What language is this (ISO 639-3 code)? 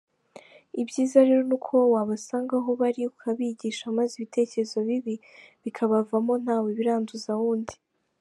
kin